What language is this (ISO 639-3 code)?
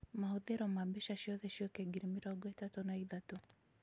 kik